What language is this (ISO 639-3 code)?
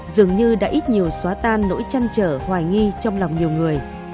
vie